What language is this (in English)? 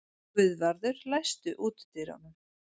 Icelandic